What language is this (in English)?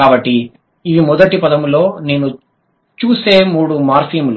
Telugu